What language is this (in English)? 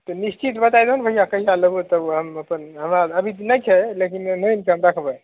Maithili